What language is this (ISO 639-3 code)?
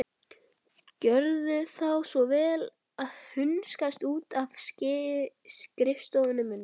isl